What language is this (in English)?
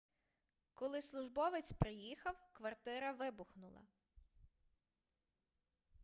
Ukrainian